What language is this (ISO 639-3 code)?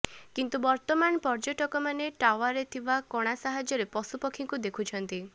ori